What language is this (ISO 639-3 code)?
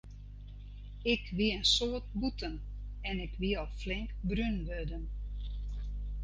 fry